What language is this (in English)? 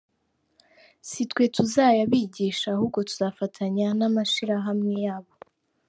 Kinyarwanda